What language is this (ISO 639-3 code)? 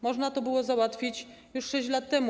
pol